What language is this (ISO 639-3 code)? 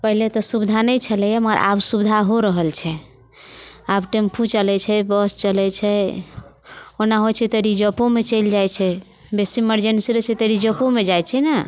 mai